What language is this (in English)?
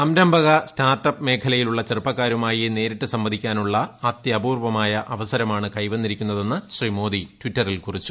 Malayalam